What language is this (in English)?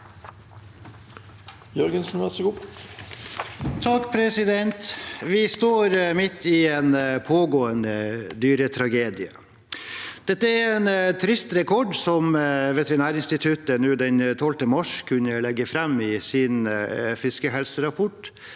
Norwegian